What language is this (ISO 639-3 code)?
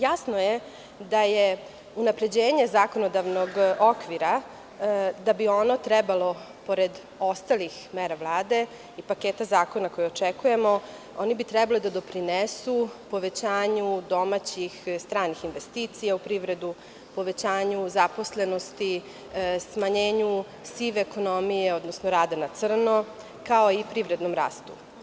srp